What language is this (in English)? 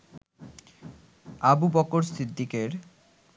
Bangla